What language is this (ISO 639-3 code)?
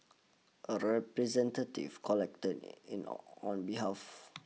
eng